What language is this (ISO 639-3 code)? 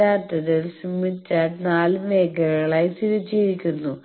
mal